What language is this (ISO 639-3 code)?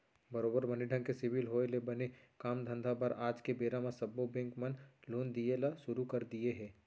hne